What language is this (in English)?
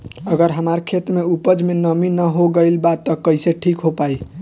Bhojpuri